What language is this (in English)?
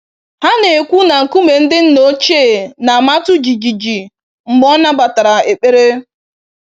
Igbo